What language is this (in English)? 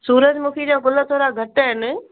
Sindhi